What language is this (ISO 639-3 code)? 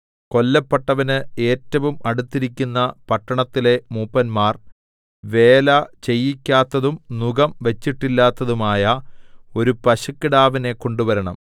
mal